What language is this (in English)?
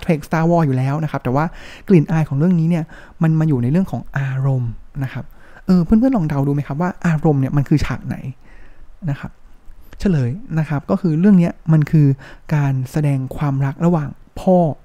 Thai